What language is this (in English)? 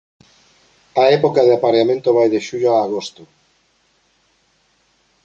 Galician